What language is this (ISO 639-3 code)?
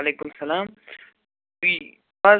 kas